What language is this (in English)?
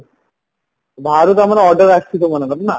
Odia